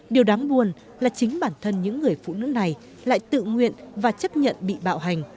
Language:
Vietnamese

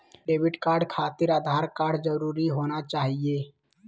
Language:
Magahi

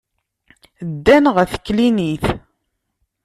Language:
Kabyle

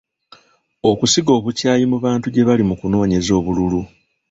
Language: Ganda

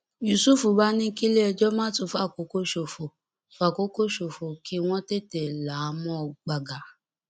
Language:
Yoruba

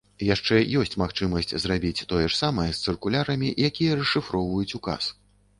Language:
Belarusian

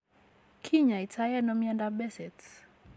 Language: Kalenjin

